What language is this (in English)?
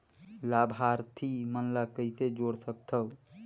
Chhattisgarhi